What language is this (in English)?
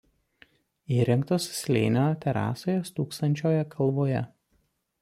Lithuanian